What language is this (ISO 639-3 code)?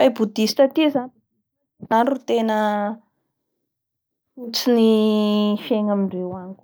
bhr